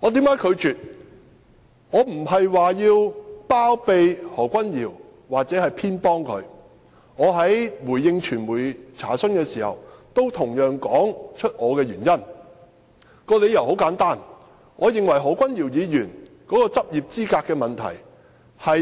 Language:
Cantonese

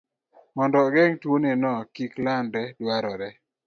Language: Luo (Kenya and Tanzania)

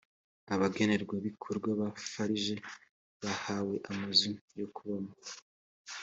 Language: Kinyarwanda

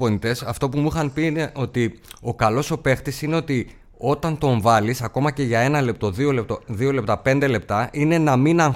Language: Greek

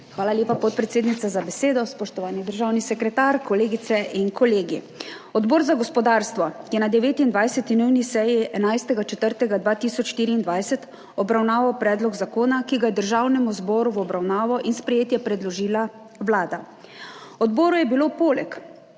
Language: Slovenian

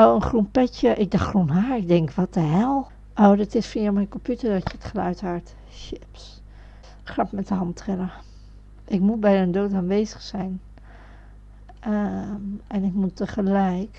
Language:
Dutch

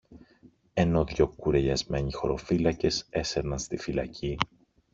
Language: Greek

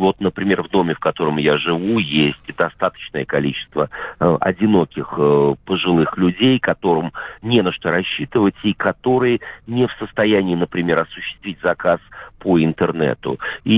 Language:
Russian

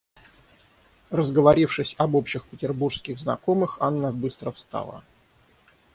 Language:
Russian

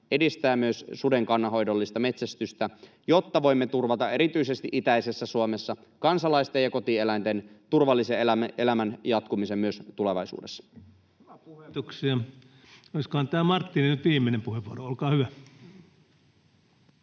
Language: Finnish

